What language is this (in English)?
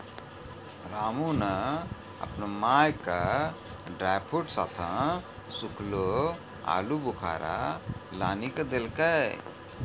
Maithili